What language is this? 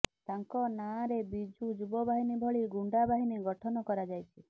Odia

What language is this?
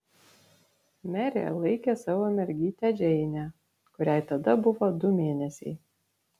Lithuanian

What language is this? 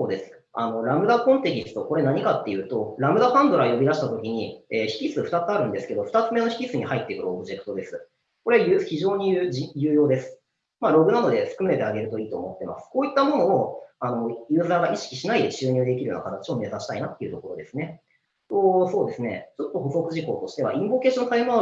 Japanese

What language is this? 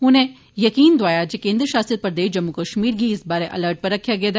Dogri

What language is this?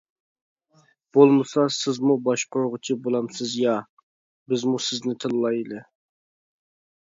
Uyghur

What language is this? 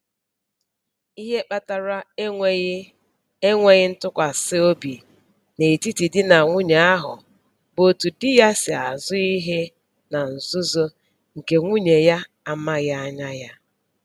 Igbo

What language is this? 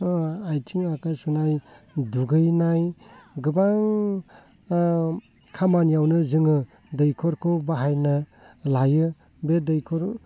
Bodo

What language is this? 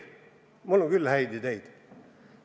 Estonian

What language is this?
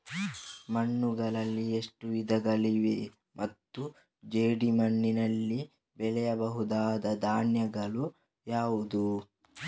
Kannada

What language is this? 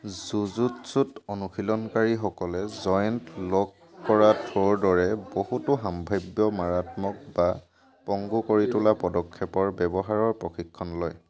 Assamese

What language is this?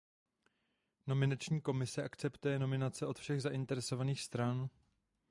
Czech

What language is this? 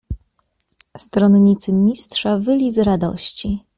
Polish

